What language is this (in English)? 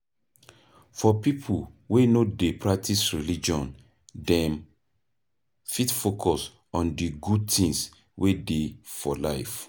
Nigerian Pidgin